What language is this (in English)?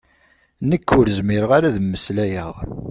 Kabyle